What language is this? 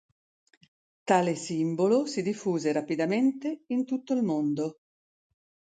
Italian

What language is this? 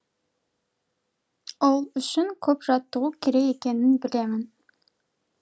Kazakh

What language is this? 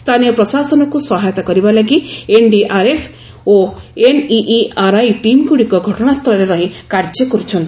Odia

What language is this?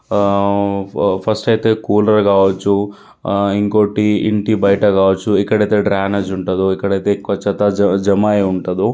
Telugu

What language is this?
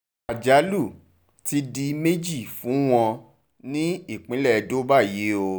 Yoruba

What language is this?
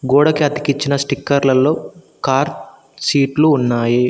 Telugu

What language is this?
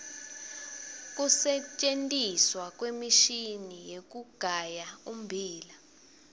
Swati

